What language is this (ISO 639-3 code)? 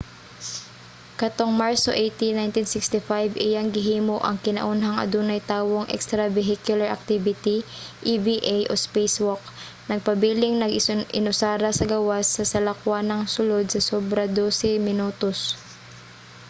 ceb